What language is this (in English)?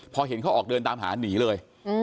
Thai